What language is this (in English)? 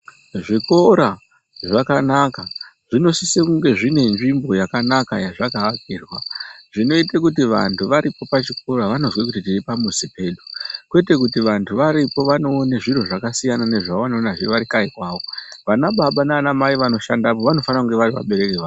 Ndau